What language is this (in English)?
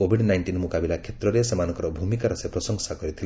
Odia